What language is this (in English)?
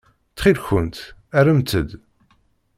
Kabyle